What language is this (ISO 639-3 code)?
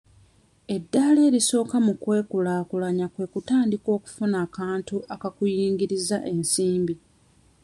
lug